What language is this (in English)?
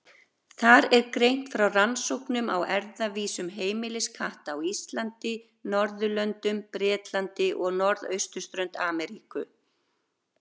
Icelandic